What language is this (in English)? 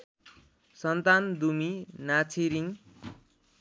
Nepali